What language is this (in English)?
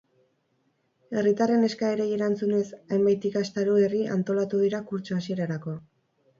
Basque